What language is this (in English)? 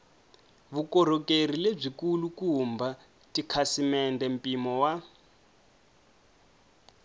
Tsonga